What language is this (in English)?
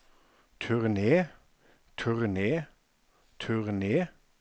Norwegian